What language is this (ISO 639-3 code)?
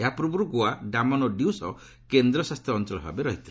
ori